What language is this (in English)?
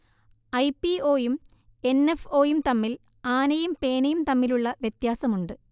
Malayalam